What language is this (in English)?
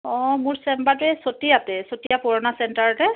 Assamese